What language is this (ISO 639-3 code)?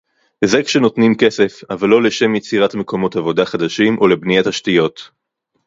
heb